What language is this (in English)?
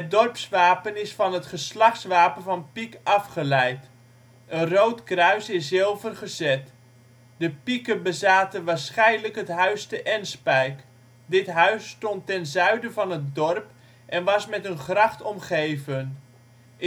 Dutch